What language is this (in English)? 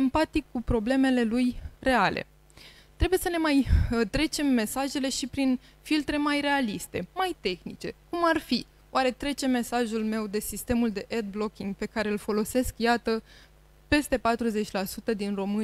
Romanian